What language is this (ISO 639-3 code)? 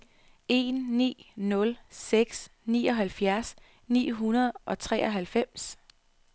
dan